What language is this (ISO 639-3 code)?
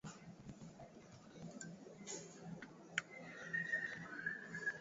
swa